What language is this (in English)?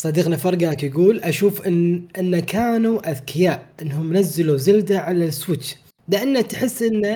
Arabic